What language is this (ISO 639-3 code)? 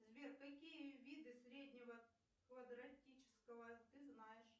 rus